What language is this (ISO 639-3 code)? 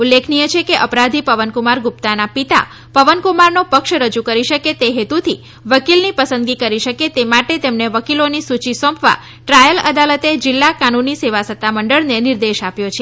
guj